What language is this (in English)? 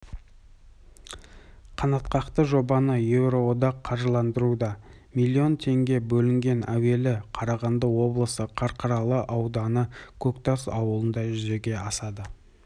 Kazakh